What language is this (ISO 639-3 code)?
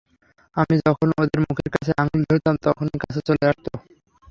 ben